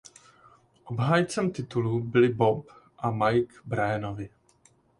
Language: Czech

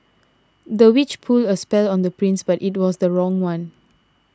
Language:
English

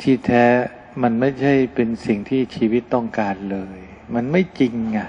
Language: Thai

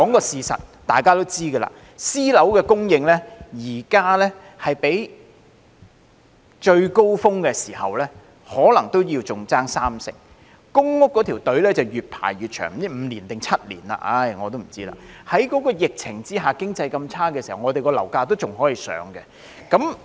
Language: Cantonese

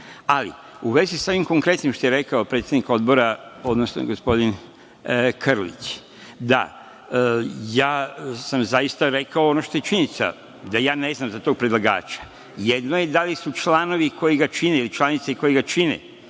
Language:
Serbian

